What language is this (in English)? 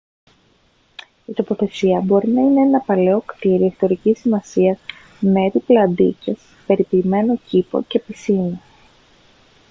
Greek